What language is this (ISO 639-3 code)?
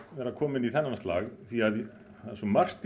isl